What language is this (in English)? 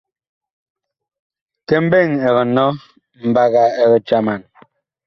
Bakoko